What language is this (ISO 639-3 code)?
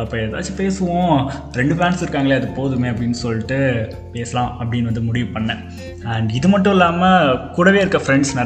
tam